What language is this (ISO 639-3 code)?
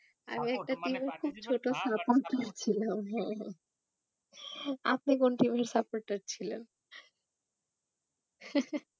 ben